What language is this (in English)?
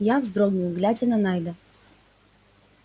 Russian